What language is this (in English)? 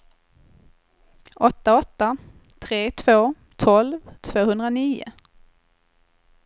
Swedish